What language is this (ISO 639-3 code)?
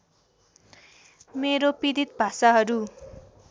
nep